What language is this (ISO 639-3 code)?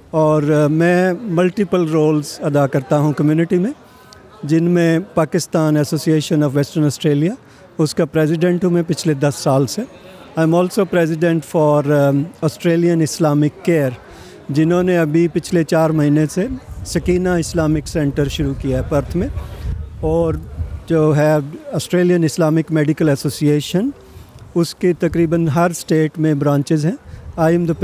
urd